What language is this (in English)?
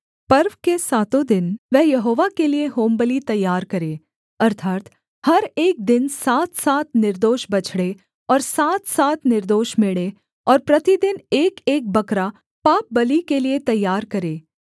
Hindi